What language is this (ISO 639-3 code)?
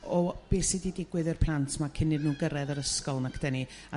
cym